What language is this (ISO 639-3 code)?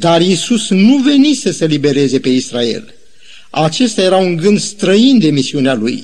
ron